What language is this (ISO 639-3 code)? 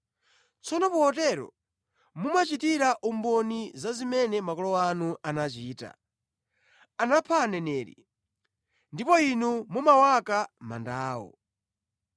nya